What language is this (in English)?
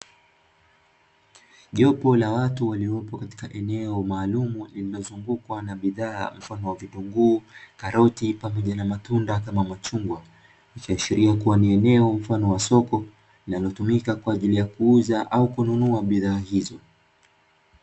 Swahili